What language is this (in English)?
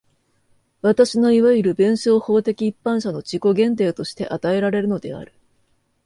Japanese